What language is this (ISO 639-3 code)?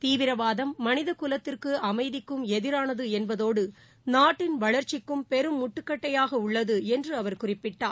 tam